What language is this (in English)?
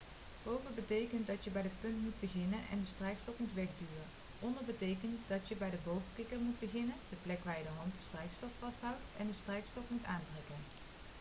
Dutch